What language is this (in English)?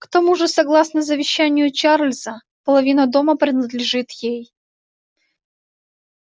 Russian